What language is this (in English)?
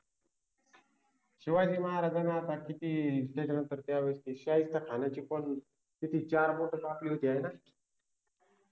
Marathi